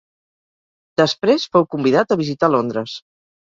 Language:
Catalan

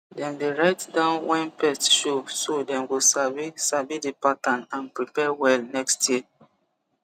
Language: Nigerian Pidgin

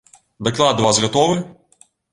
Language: Belarusian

